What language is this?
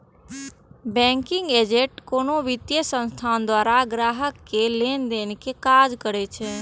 Maithili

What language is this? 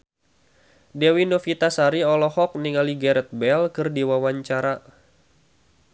Sundanese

